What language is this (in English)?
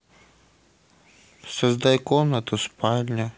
Russian